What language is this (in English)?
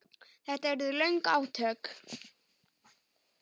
Icelandic